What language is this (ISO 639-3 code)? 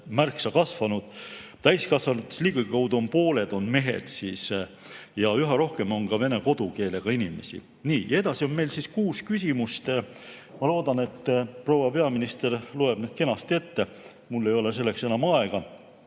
est